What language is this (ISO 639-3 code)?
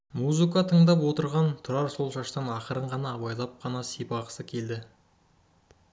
kaz